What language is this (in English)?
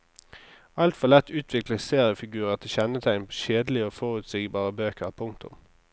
Norwegian